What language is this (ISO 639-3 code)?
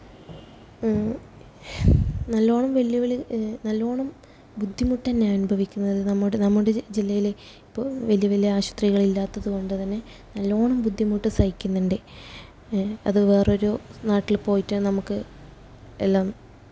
mal